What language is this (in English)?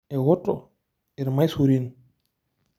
Masai